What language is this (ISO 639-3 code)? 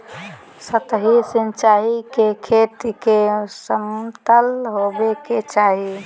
mag